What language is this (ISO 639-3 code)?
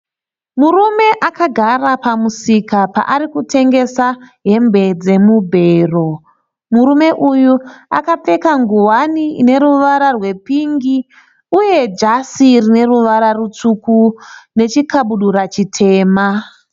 sna